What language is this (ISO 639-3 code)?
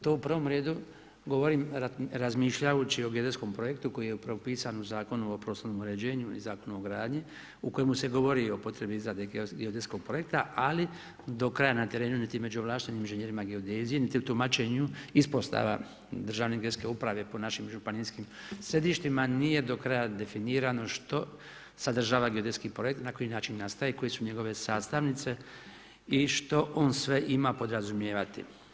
hrv